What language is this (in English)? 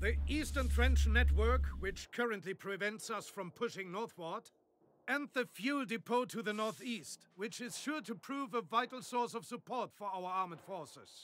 Portuguese